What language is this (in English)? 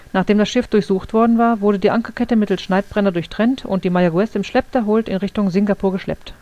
German